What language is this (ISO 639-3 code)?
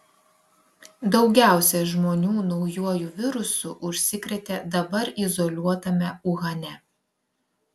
lit